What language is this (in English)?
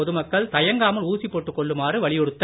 Tamil